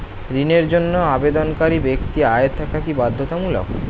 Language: Bangla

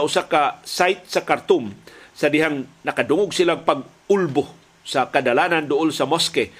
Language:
Filipino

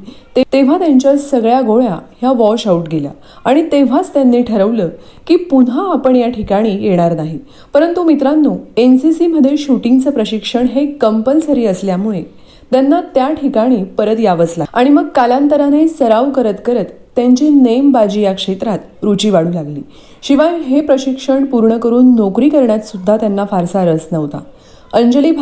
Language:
Marathi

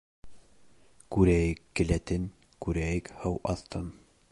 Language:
Bashkir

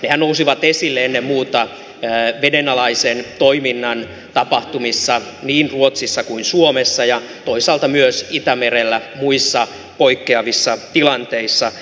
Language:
Finnish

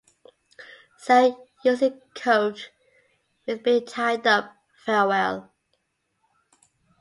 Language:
English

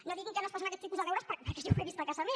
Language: Catalan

